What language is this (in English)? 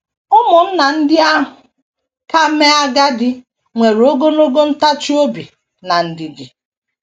Igbo